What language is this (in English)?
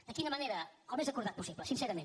Catalan